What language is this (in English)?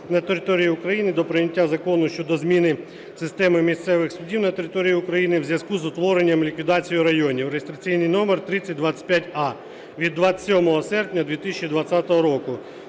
Ukrainian